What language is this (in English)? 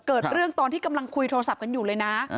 Thai